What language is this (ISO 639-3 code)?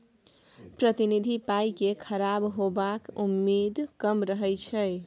mai